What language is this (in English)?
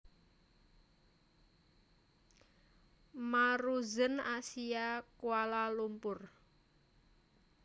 Javanese